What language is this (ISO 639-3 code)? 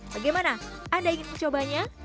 ind